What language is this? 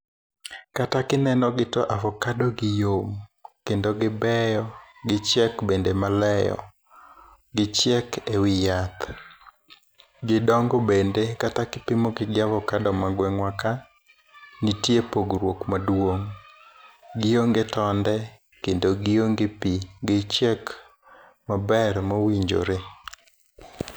Luo (Kenya and Tanzania)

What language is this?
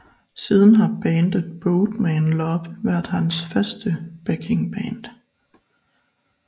Danish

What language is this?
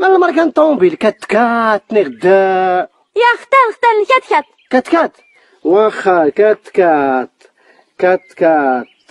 Arabic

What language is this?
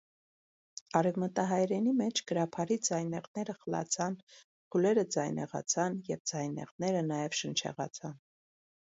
Armenian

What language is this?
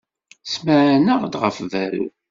Kabyle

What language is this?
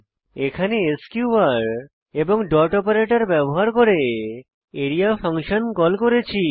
Bangla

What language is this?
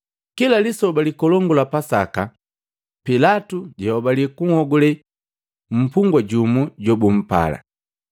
Matengo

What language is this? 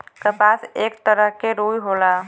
Bhojpuri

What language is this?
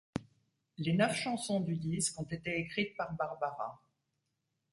French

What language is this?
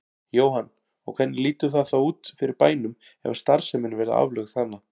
Icelandic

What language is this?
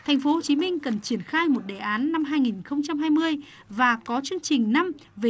Vietnamese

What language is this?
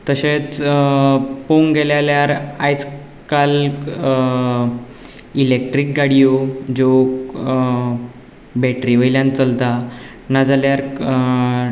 Konkani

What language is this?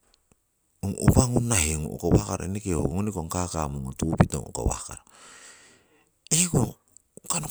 Siwai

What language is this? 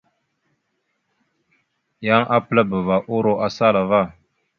Mada (Cameroon)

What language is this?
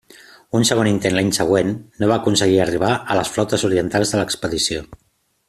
Catalan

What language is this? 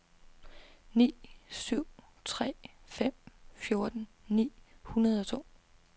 Danish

